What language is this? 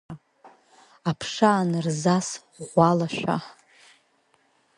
Abkhazian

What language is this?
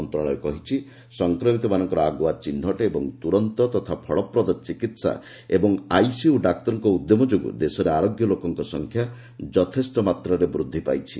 Odia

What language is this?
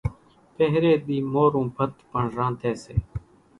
Kachi Koli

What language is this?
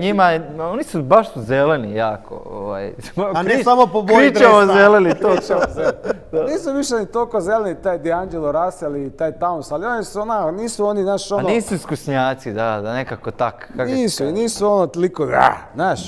Croatian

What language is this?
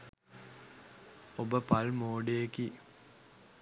Sinhala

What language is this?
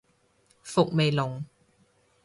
Cantonese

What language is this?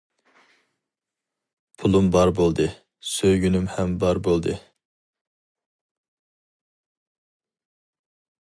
Uyghur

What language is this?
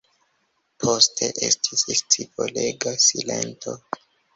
Esperanto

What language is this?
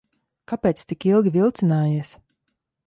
Latvian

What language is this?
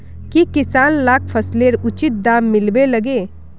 Magahi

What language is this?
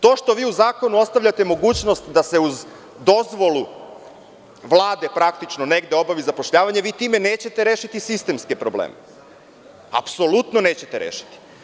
Serbian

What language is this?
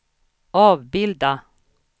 Swedish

